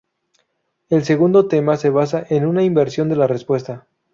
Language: Spanish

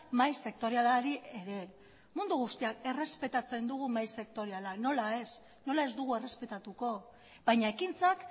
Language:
Basque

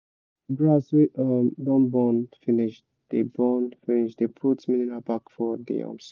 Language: Nigerian Pidgin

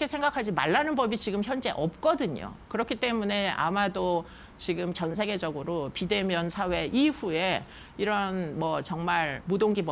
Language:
Korean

